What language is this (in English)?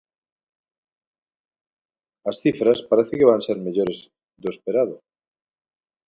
Galician